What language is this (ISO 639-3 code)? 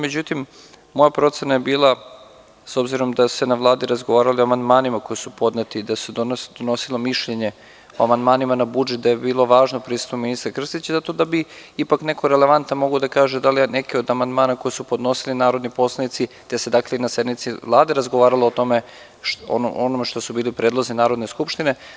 srp